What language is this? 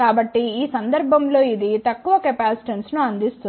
Telugu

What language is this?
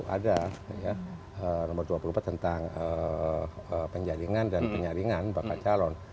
Indonesian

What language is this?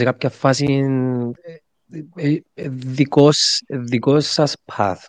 Greek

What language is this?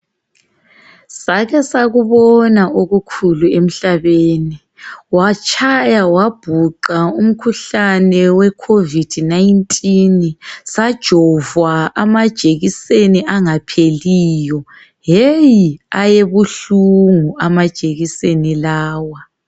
North Ndebele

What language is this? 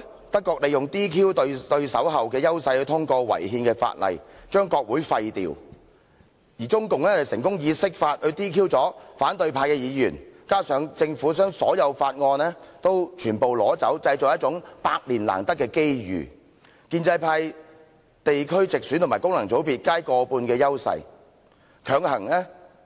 Cantonese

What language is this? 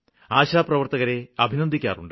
Malayalam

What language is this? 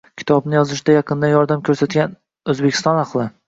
Uzbek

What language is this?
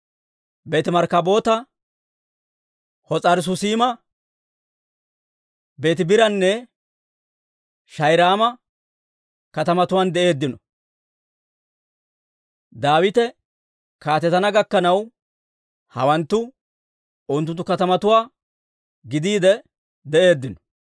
Dawro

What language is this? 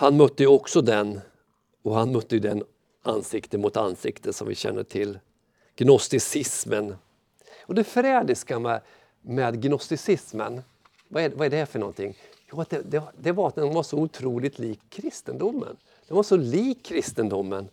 Swedish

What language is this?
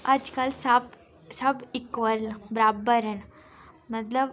Dogri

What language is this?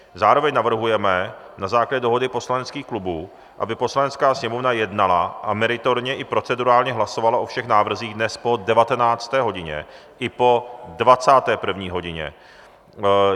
Czech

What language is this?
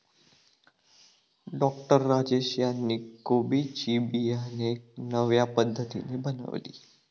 Marathi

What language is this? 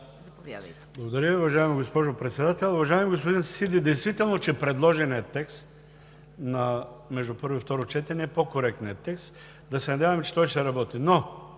Bulgarian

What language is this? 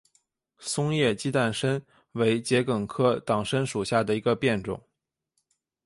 Chinese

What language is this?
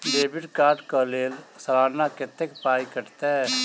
Maithili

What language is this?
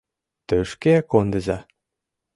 Mari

